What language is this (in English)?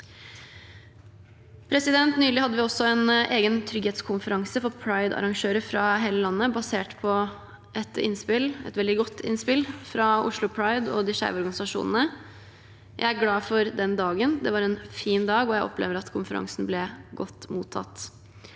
Norwegian